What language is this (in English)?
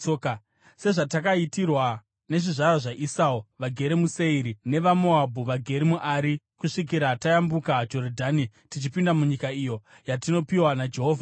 Shona